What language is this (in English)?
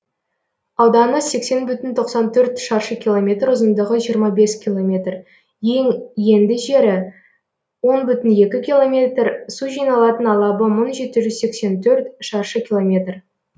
Kazakh